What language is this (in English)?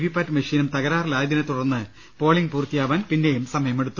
Malayalam